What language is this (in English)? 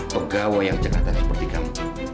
Indonesian